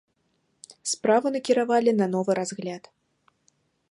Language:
Belarusian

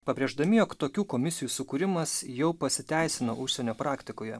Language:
Lithuanian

